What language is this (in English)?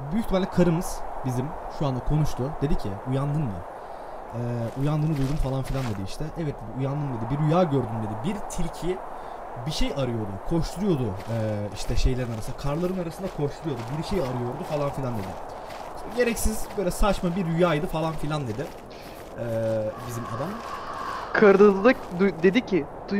Turkish